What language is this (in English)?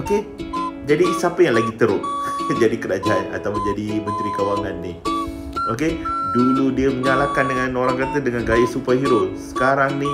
Malay